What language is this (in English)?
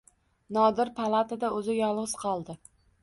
Uzbek